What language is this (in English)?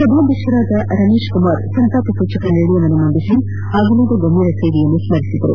Kannada